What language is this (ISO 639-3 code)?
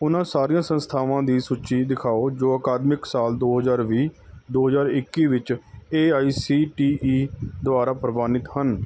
pan